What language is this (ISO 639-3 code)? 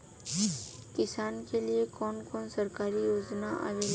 bho